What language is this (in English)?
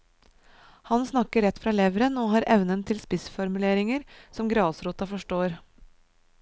Norwegian